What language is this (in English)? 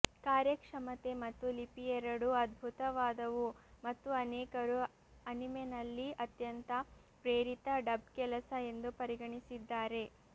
Kannada